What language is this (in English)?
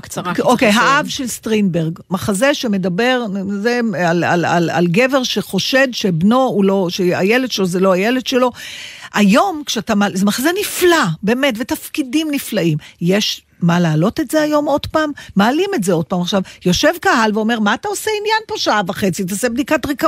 Hebrew